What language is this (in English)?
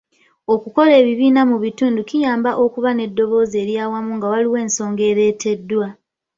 Ganda